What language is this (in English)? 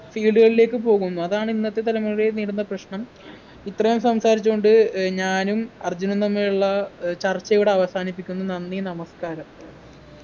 Malayalam